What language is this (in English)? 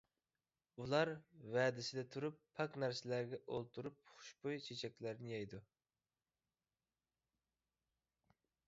Uyghur